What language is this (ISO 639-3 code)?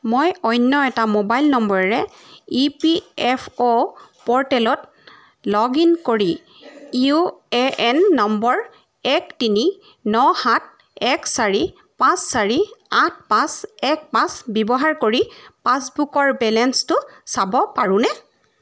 asm